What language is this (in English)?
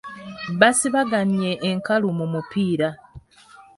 Ganda